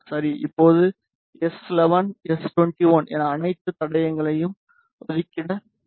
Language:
Tamil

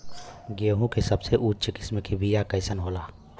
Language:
Bhojpuri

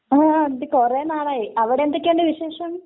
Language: Malayalam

